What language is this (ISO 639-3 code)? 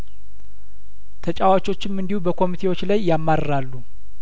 amh